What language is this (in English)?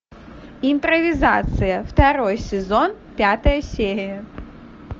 Russian